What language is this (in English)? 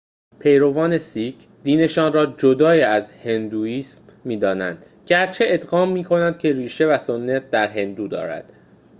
Persian